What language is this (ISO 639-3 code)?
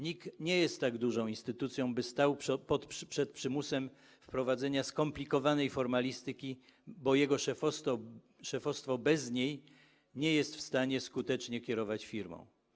pol